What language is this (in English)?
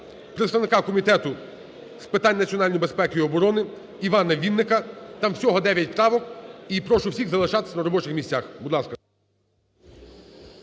Ukrainian